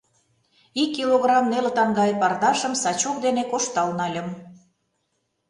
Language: Mari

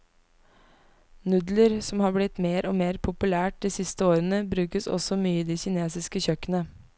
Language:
Norwegian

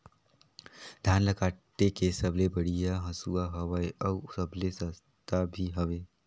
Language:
Chhattisgarhi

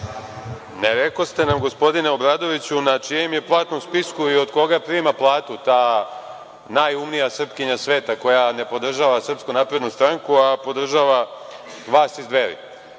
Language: Serbian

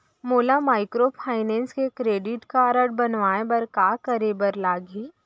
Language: Chhattisgarhi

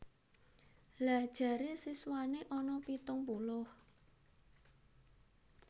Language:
Javanese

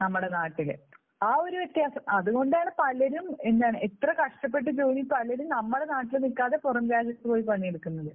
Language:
Malayalam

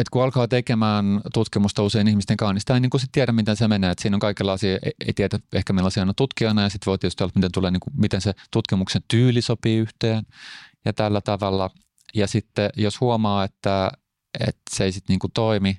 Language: Finnish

